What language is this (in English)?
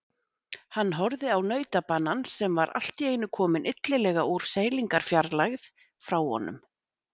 Icelandic